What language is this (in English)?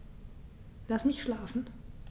German